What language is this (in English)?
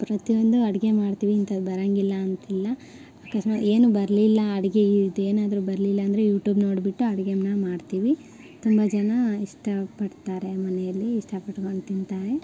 Kannada